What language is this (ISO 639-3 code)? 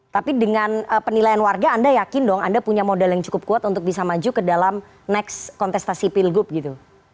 ind